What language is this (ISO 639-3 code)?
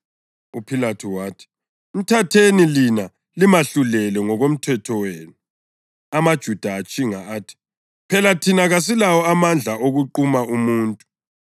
nde